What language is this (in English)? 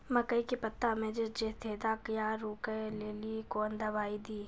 Maithili